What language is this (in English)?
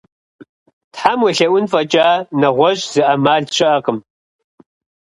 Kabardian